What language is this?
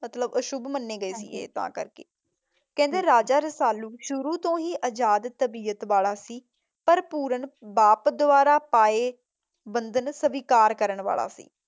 Punjabi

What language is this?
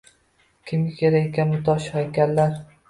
Uzbek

